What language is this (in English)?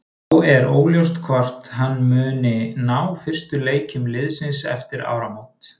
Icelandic